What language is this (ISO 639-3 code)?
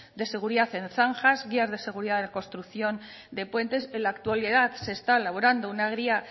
spa